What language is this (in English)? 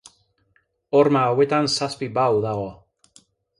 Basque